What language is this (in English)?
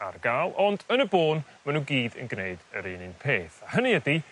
Welsh